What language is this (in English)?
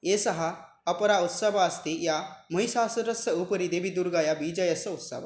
Sanskrit